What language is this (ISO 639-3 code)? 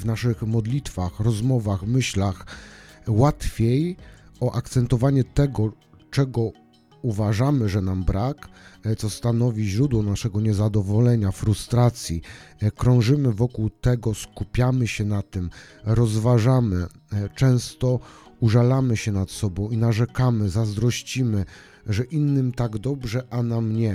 pol